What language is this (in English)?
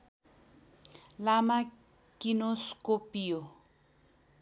Nepali